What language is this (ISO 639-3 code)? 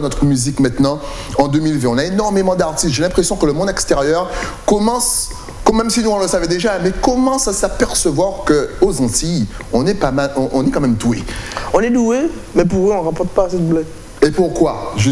fra